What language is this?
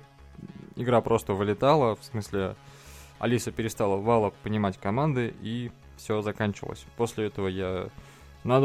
Russian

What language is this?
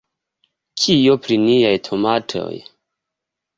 Esperanto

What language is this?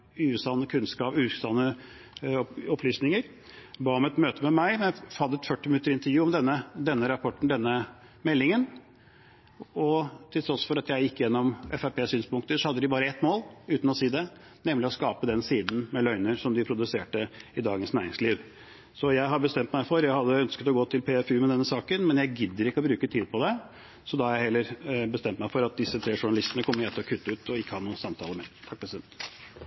Norwegian Bokmål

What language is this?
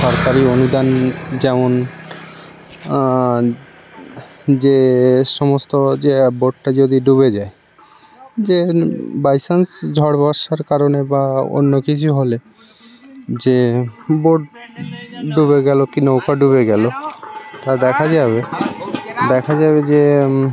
Bangla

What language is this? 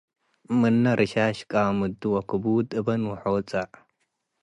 Tigre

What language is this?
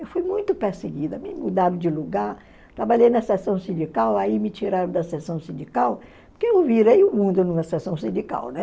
Portuguese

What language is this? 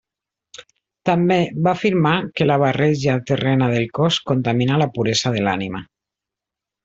Catalan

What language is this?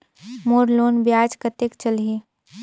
Chhattisgarhi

